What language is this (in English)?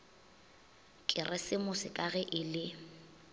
Northern Sotho